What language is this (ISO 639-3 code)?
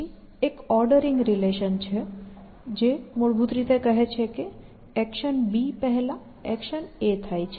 guj